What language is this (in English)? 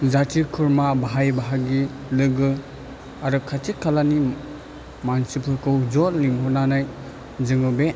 Bodo